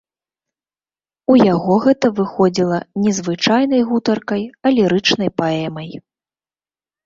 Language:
Belarusian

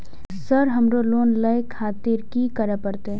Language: Maithili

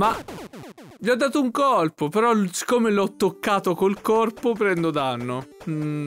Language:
Italian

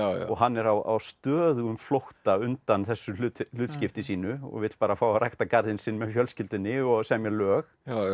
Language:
Icelandic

